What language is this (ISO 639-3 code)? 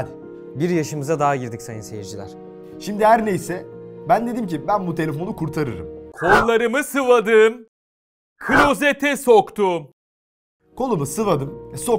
tur